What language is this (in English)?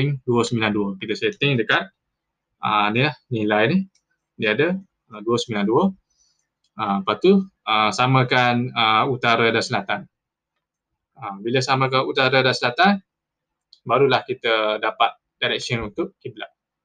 Malay